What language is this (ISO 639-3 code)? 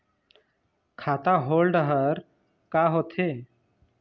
hne